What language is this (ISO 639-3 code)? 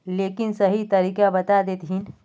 mag